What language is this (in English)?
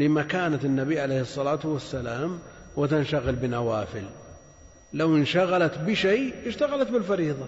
Arabic